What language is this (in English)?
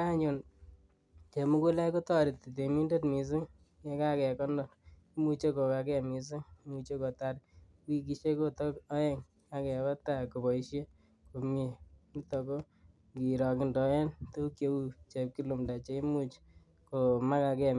Kalenjin